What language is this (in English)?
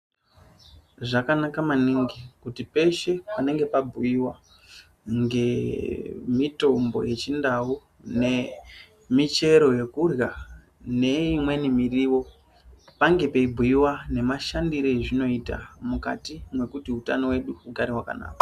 Ndau